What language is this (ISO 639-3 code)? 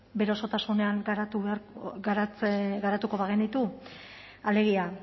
eus